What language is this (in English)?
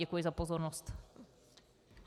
Czech